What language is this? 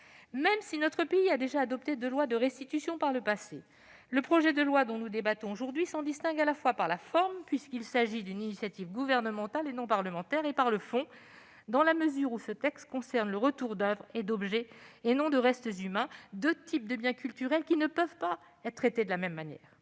French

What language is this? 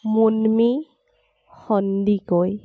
Assamese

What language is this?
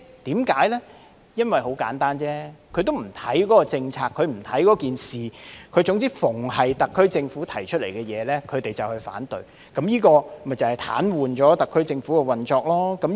Cantonese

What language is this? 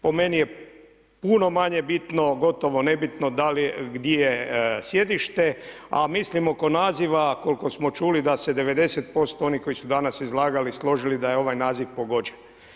Croatian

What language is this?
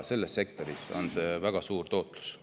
Estonian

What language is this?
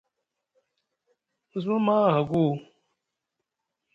Musgu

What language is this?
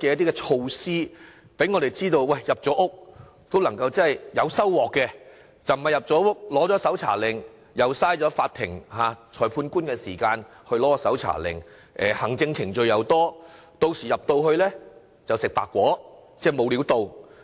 Cantonese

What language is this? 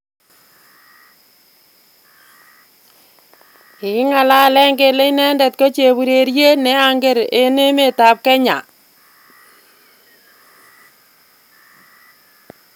Kalenjin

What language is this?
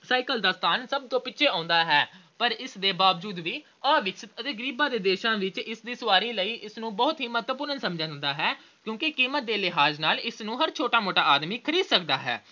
Punjabi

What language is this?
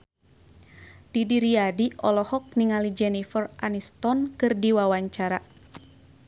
Sundanese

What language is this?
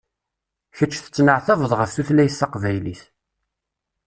Kabyle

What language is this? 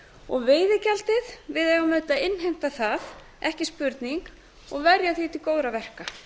Icelandic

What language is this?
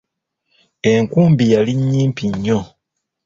Ganda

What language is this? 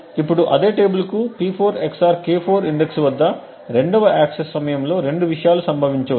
Telugu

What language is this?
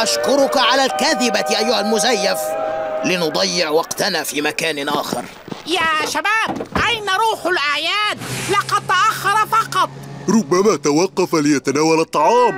Arabic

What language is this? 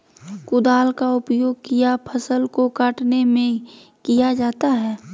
Magahi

